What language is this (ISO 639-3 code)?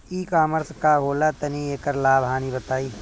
bho